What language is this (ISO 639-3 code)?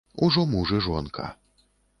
bel